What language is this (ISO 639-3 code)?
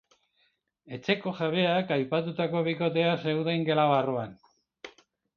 eus